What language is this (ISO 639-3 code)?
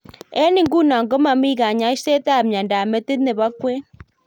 kln